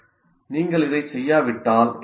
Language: Tamil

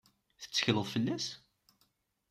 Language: Kabyle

